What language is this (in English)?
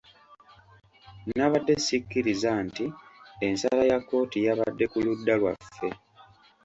Ganda